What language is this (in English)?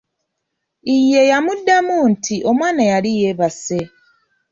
Ganda